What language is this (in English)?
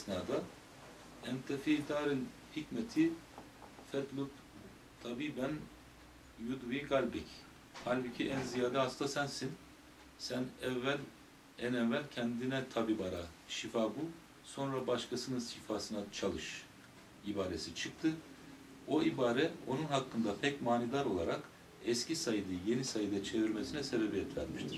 Turkish